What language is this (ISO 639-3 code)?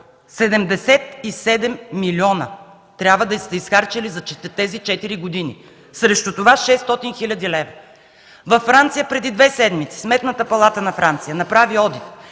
bul